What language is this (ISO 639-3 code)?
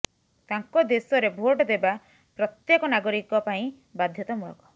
ori